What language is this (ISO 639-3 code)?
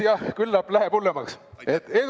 est